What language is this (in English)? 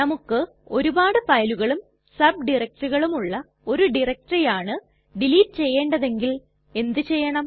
Malayalam